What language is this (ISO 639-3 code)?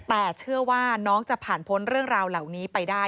tha